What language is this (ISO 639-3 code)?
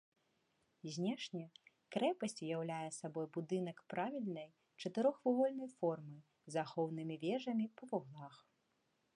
bel